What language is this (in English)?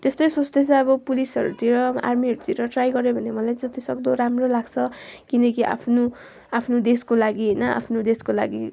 Nepali